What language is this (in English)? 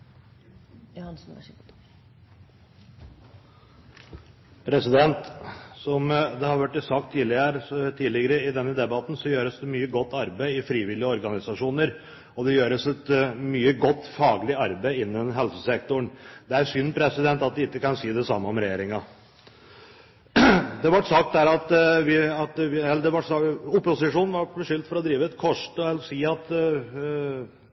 Norwegian Bokmål